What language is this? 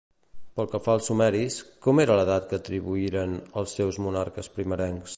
Catalan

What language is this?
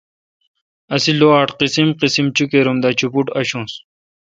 Kalkoti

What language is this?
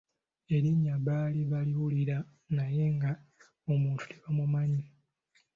Ganda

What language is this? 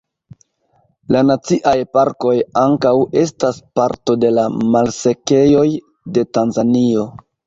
Esperanto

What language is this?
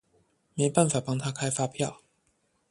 Chinese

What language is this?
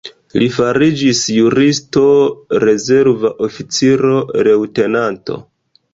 Esperanto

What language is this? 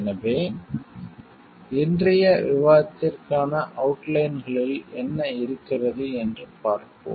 Tamil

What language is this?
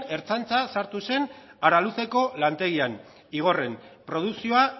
Basque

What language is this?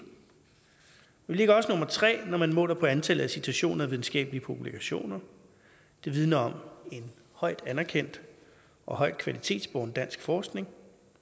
Danish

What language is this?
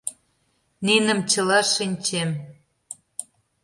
Mari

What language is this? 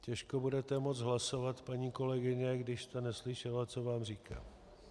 Czech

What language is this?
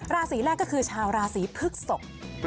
Thai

